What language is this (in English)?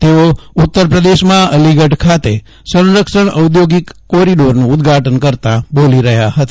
Gujarati